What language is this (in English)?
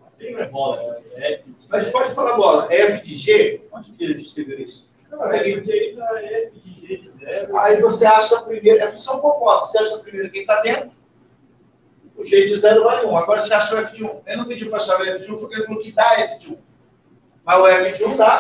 Portuguese